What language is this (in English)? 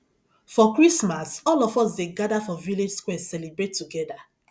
Nigerian Pidgin